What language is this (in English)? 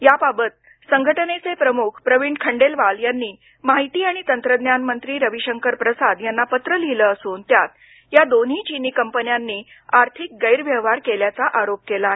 Marathi